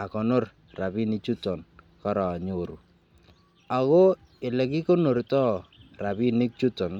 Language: Kalenjin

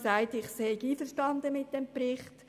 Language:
Swiss German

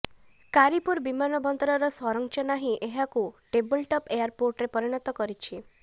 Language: Odia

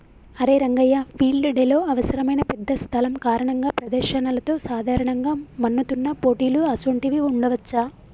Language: Telugu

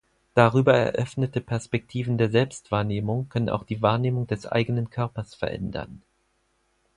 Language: German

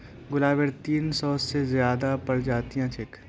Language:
Magahi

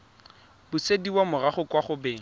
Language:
Tswana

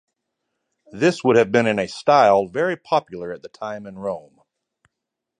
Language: English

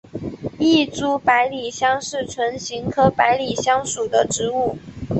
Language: Chinese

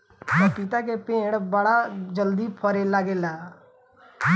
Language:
Bhojpuri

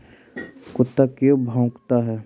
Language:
Magahi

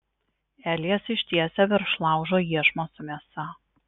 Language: Lithuanian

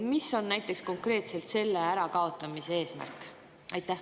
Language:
Estonian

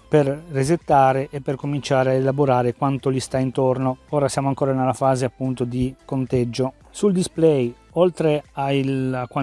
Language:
Italian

